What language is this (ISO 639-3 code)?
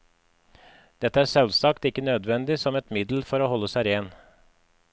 nor